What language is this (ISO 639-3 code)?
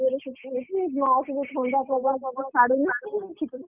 ori